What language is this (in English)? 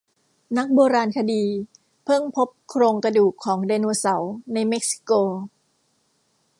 Thai